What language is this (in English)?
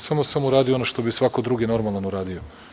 Serbian